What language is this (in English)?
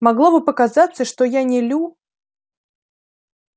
Russian